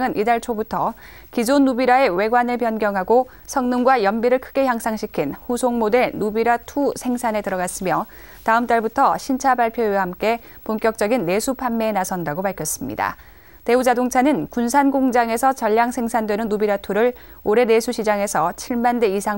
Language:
Korean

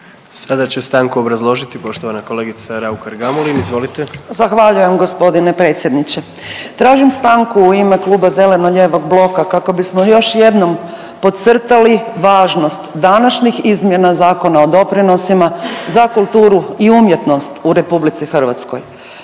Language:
Croatian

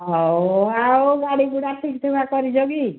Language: Odia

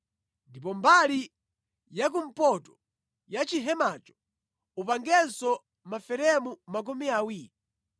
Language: Nyanja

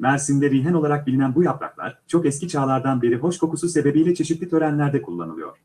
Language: Turkish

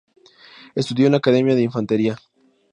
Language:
Spanish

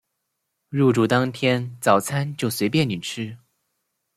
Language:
Chinese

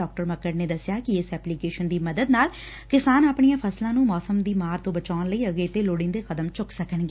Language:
Punjabi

